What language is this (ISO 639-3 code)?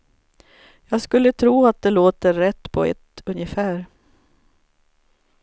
swe